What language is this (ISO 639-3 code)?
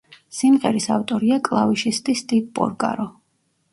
kat